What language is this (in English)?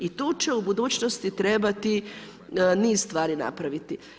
Croatian